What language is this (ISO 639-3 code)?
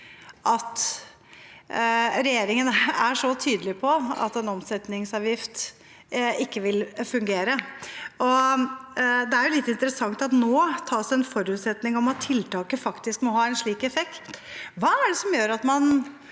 nor